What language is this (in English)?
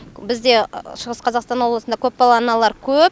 Kazakh